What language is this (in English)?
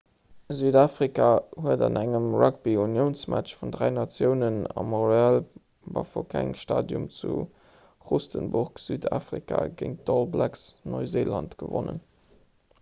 Luxembourgish